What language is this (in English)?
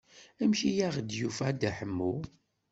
Kabyle